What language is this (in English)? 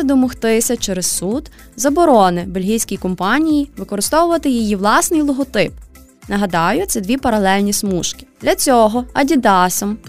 Ukrainian